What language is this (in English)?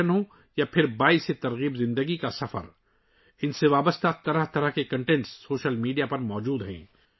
Urdu